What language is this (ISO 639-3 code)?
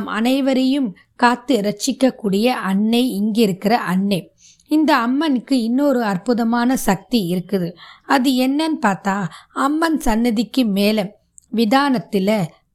tam